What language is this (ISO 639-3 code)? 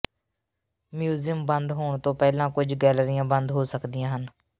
pan